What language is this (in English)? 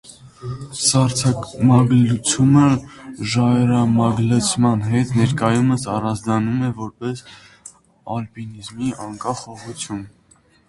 Armenian